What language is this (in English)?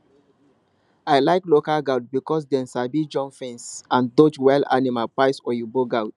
Nigerian Pidgin